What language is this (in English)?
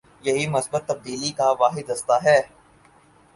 Urdu